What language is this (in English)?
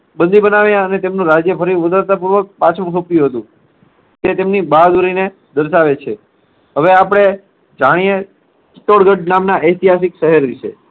Gujarati